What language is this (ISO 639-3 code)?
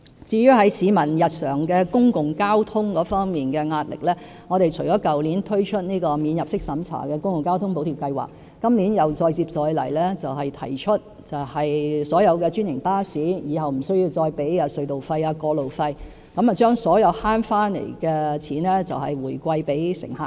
yue